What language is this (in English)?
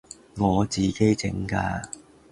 Cantonese